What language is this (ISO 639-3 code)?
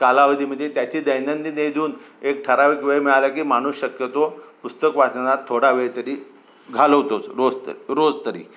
mar